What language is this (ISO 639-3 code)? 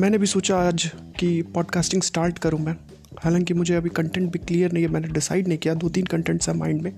hin